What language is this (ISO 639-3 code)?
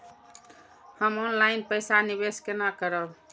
mai